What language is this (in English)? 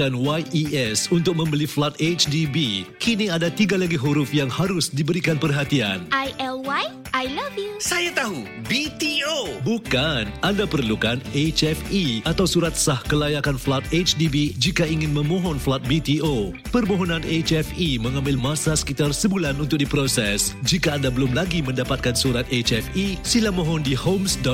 Malay